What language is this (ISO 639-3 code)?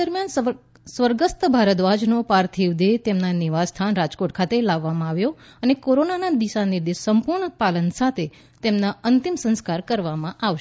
guj